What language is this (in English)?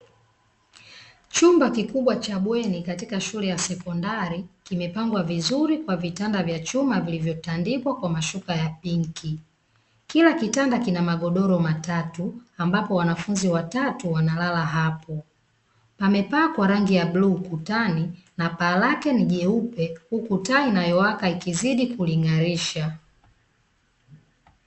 Swahili